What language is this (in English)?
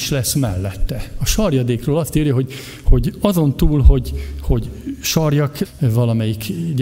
Hungarian